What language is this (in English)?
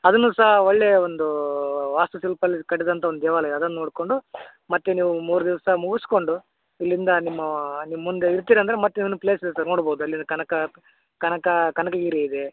Kannada